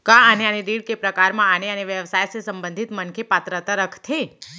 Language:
Chhattisgarhi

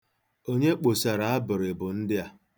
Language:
Igbo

